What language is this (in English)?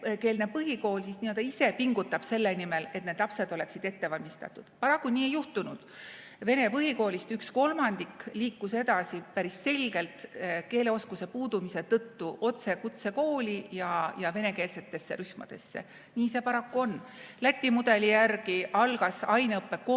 Estonian